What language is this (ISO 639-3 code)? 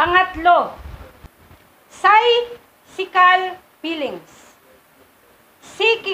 fil